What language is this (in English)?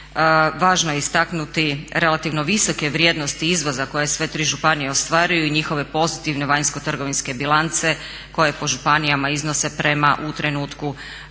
Croatian